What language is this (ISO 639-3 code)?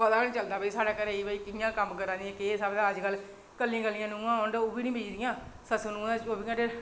doi